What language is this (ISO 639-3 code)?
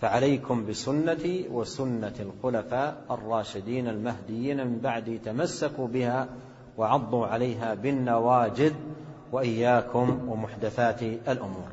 ara